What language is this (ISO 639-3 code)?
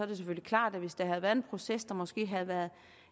dan